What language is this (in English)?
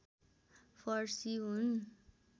Nepali